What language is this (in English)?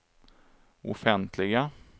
Swedish